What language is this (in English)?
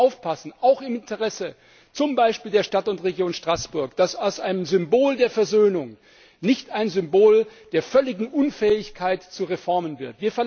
German